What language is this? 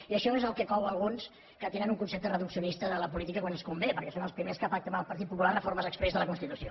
Catalan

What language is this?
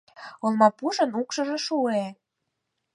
Mari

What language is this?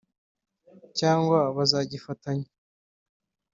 Kinyarwanda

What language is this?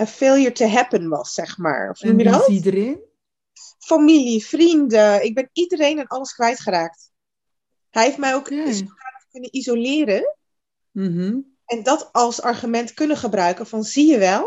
Dutch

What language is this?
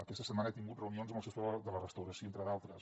Catalan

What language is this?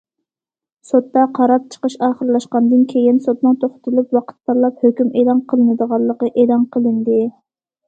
Uyghur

